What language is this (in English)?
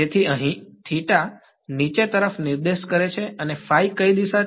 Gujarati